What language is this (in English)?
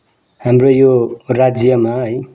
Nepali